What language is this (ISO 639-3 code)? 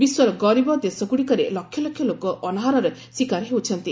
ori